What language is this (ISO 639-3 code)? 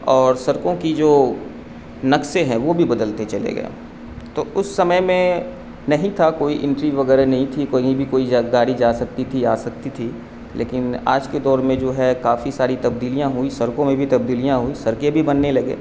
urd